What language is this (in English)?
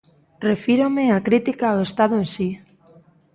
Galician